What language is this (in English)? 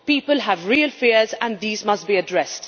English